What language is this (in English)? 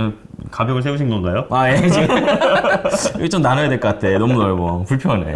Korean